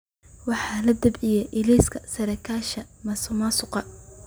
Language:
Somali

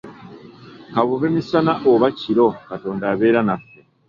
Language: Ganda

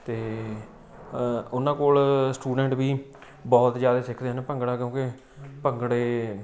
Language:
Punjabi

